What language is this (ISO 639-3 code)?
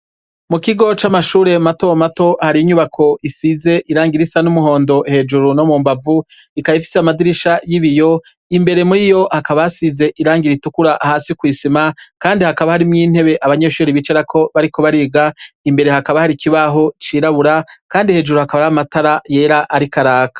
run